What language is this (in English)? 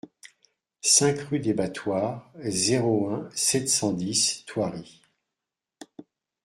French